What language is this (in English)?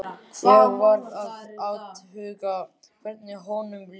Icelandic